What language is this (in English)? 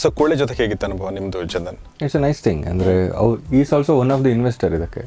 Kannada